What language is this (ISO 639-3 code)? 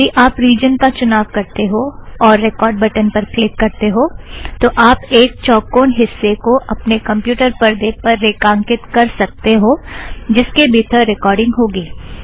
hin